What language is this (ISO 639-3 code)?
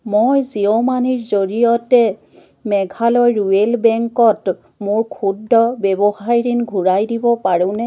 asm